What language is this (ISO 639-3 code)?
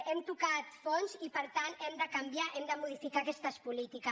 cat